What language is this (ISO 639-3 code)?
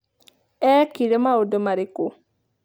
kik